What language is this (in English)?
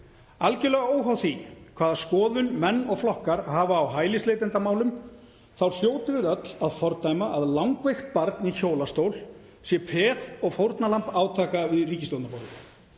Icelandic